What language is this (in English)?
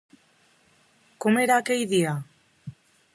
Catalan